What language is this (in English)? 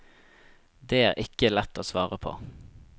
Norwegian